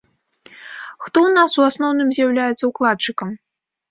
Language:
Belarusian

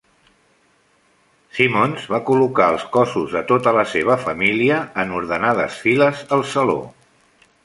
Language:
Catalan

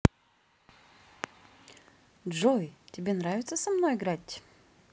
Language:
Russian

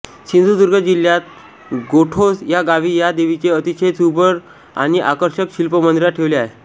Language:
Marathi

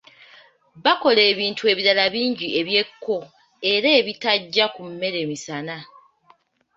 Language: Ganda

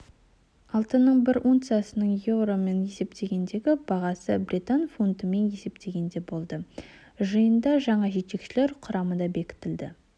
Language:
Kazakh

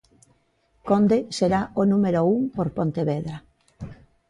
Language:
Galician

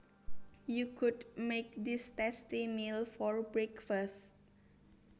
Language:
Javanese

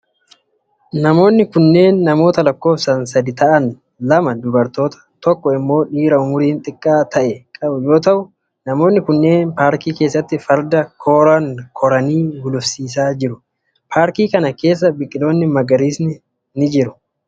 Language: Oromo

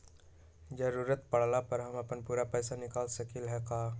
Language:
Magahi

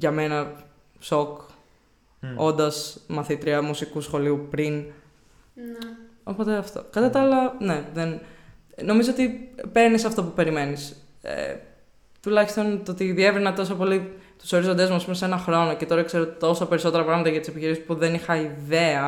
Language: Greek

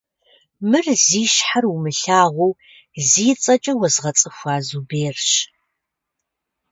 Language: Kabardian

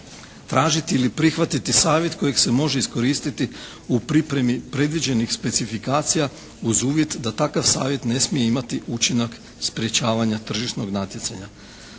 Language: Croatian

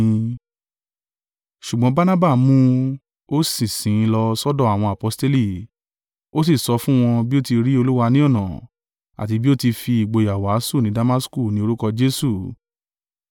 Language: Yoruba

